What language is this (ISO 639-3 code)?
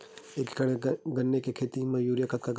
hne